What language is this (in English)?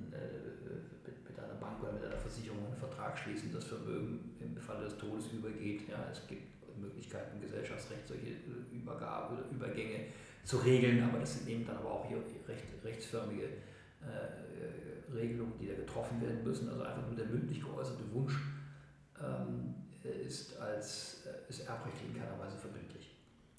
German